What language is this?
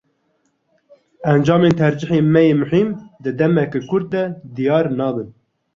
Kurdish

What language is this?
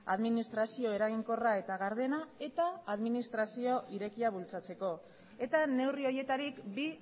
Basque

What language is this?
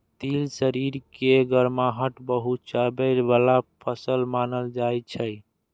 Maithili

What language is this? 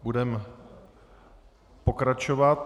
Czech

